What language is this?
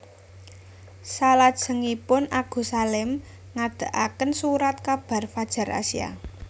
Javanese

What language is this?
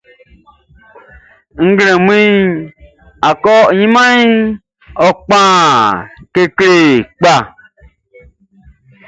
Baoulé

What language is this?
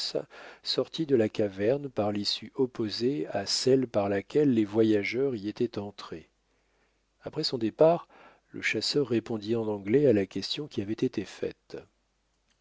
French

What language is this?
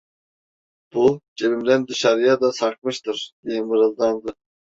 Turkish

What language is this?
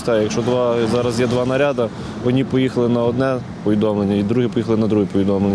Ukrainian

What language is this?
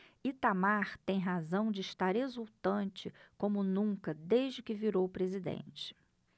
Portuguese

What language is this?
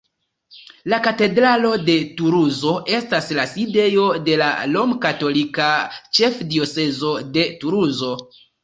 Esperanto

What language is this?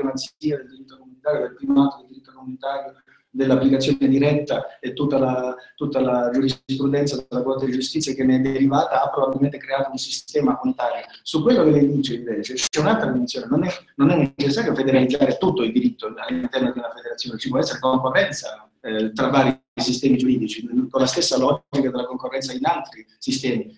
Italian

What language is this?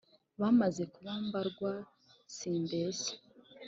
Kinyarwanda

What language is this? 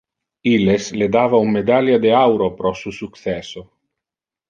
Interlingua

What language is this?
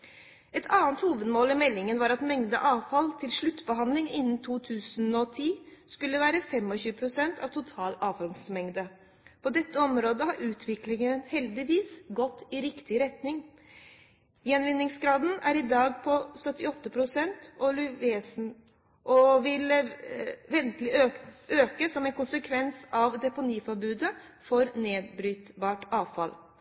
Norwegian Bokmål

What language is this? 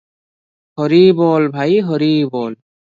Odia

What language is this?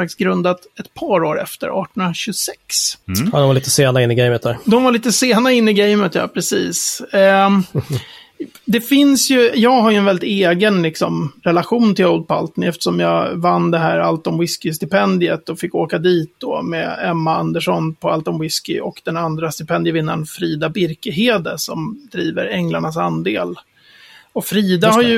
Swedish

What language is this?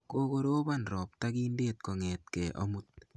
Kalenjin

